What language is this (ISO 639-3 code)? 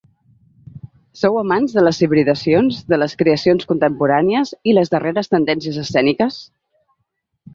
cat